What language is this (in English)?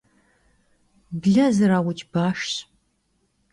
Kabardian